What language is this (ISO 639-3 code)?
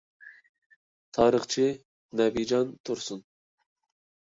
uig